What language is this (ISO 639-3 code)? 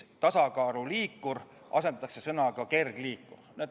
est